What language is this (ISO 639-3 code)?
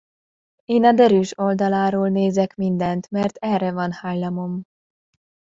hun